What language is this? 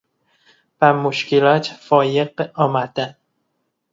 Persian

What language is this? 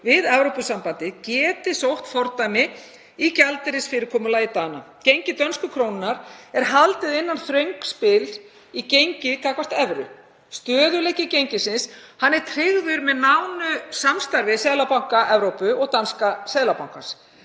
Icelandic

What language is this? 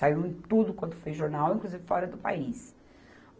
Portuguese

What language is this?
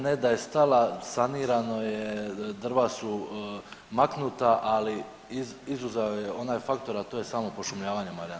Croatian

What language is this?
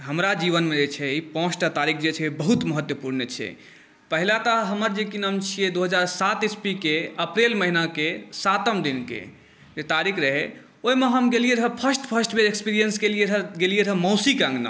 Maithili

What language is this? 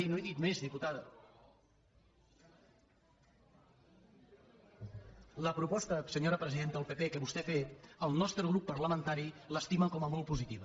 Catalan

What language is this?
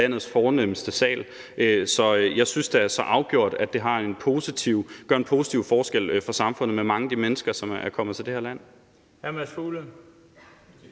Danish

